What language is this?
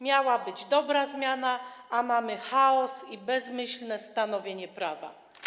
Polish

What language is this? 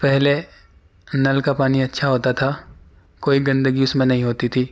Urdu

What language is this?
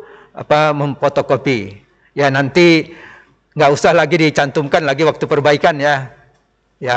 Indonesian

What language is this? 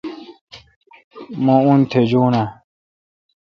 Kalkoti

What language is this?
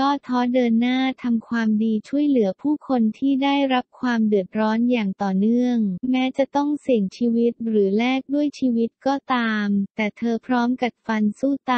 Thai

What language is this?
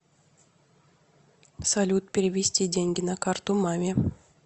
Russian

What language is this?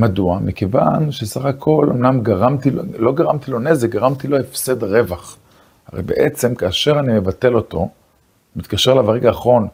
Hebrew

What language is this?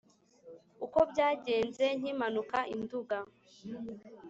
Kinyarwanda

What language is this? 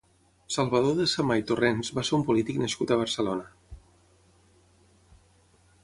Catalan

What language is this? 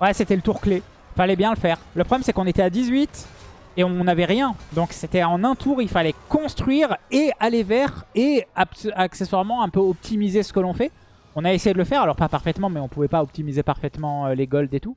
French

